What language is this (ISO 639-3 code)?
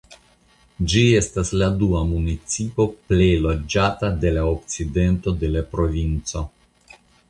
epo